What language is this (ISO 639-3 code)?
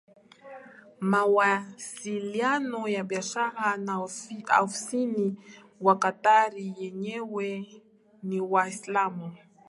swa